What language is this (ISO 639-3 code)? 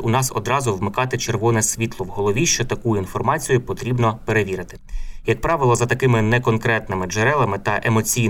ukr